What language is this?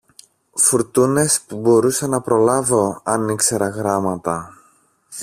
Greek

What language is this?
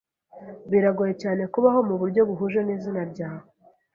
Kinyarwanda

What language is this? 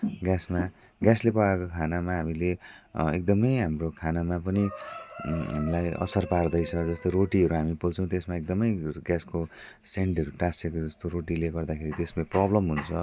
Nepali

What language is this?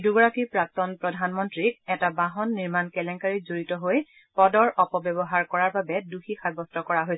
Assamese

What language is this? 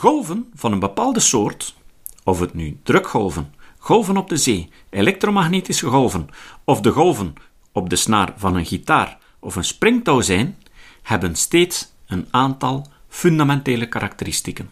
Dutch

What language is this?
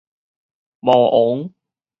Min Nan Chinese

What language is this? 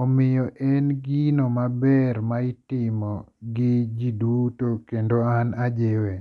Luo (Kenya and Tanzania)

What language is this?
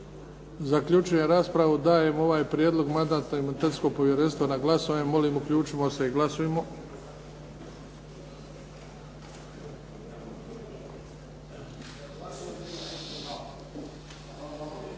Croatian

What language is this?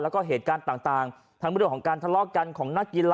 Thai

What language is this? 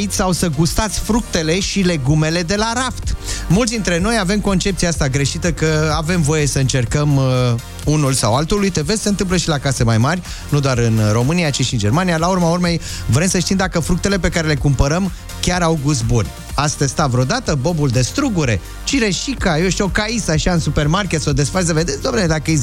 Romanian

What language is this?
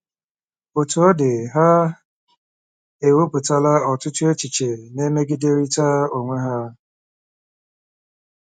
Igbo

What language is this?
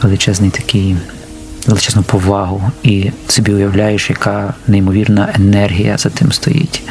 Ukrainian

